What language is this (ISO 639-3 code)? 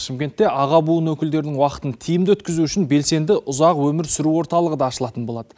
kaz